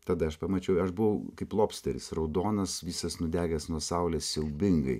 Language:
Lithuanian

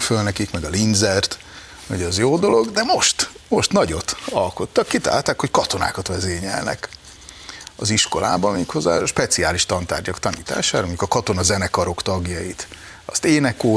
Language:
Hungarian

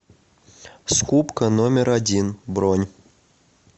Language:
Russian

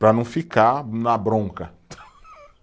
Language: Portuguese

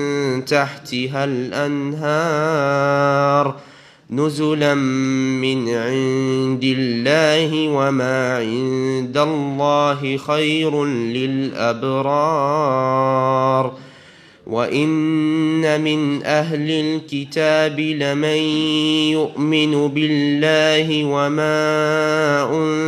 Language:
Arabic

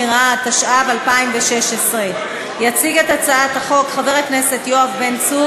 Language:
Hebrew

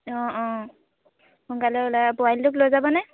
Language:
Assamese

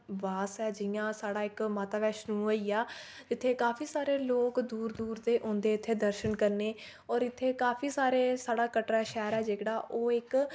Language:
Dogri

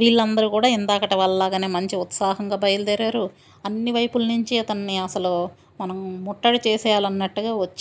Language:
Telugu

